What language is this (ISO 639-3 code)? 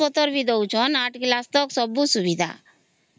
ori